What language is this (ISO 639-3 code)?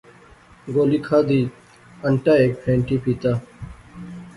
phr